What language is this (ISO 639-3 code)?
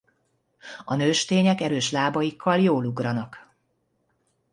hun